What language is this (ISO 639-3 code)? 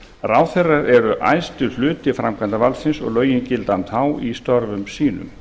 isl